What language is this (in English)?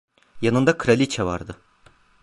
Turkish